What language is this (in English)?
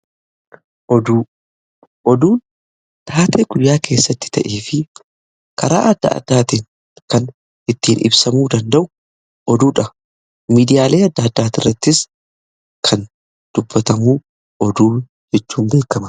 Oromo